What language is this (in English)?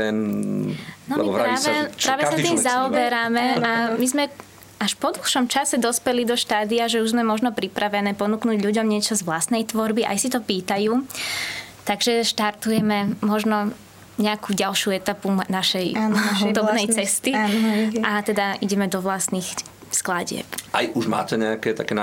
Slovak